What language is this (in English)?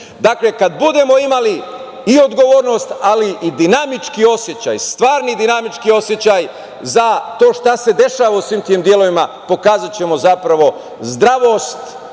Serbian